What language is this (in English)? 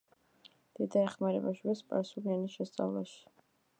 Georgian